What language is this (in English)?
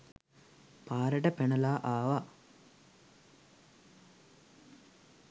Sinhala